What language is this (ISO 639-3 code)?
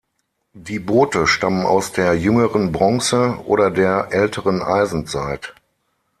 deu